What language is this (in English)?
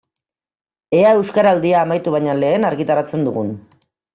Basque